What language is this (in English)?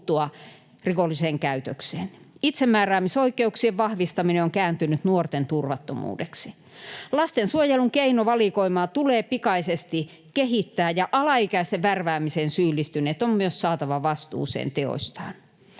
Finnish